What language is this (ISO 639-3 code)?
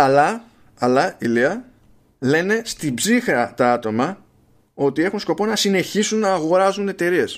ell